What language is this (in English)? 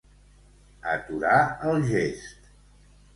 Catalan